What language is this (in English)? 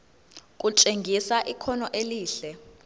Zulu